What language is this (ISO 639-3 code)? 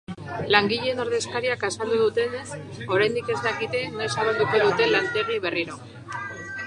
eus